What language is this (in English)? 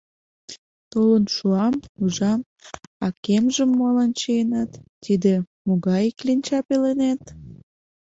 Mari